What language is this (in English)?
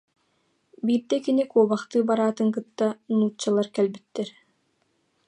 Yakut